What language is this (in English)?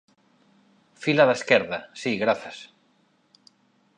Galician